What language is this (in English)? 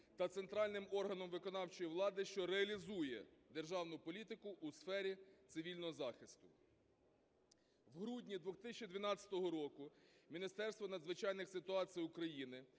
Ukrainian